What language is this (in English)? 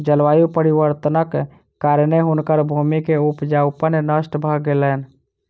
Maithili